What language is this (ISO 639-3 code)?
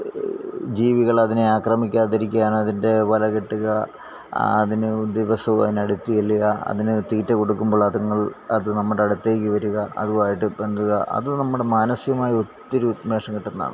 mal